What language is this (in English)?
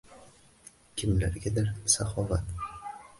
Uzbek